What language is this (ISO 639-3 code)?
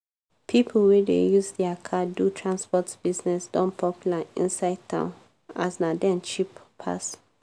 pcm